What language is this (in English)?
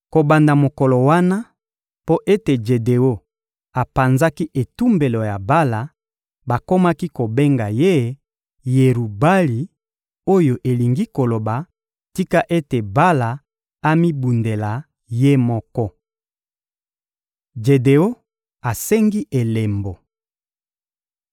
Lingala